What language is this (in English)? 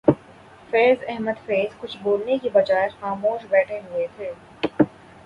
Urdu